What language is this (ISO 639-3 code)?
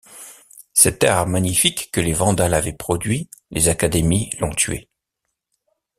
fra